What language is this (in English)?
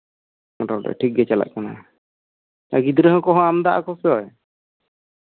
Santali